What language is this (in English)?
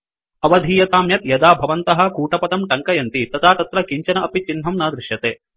Sanskrit